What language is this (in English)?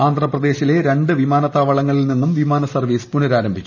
Malayalam